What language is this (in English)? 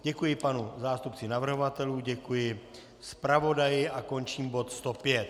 Czech